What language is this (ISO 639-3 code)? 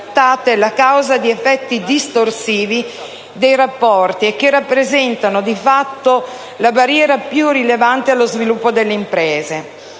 ita